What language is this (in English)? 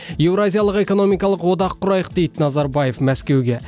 Kazakh